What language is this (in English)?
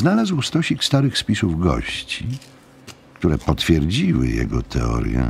Polish